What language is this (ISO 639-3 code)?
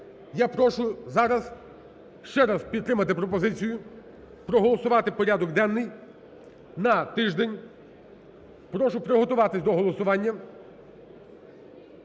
ukr